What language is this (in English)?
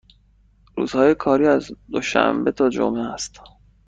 Persian